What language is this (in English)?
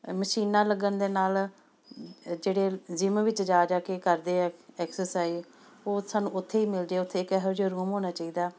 Punjabi